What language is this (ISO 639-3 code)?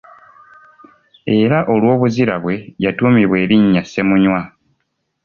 lug